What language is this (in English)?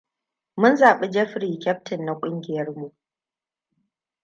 Hausa